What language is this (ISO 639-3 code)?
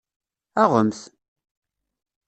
kab